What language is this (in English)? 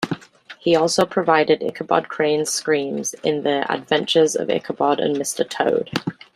English